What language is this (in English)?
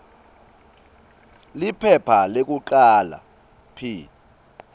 Swati